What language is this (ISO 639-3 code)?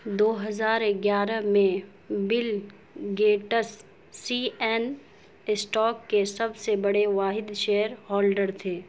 urd